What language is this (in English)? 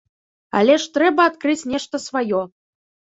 Belarusian